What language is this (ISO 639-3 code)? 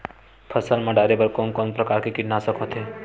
hne